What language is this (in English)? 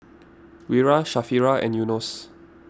English